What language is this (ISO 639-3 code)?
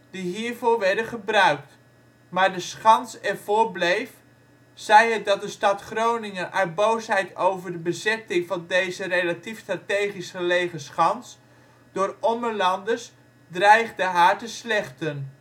nld